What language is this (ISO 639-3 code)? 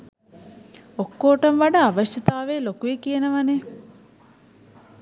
sin